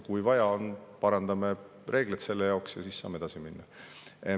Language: Estonian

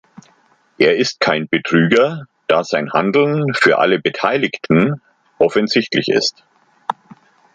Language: German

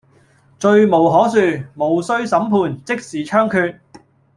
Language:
Cantonese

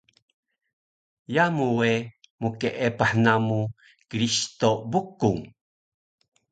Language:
Taroko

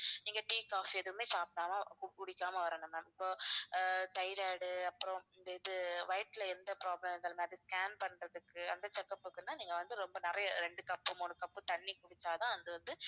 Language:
Tamil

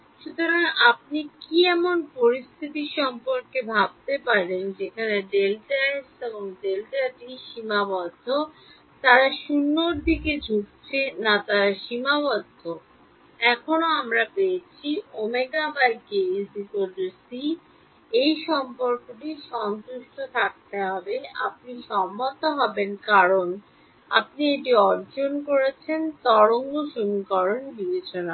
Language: Bangla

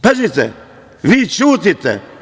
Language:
Serbian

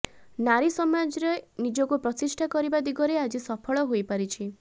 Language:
Odia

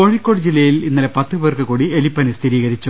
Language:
Malayalam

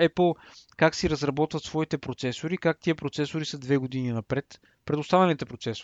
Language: Bulgarian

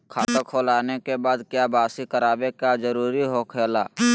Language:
Magahi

